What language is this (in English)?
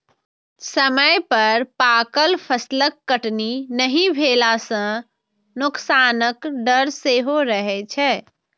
Maithili